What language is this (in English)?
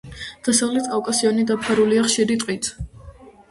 Georgian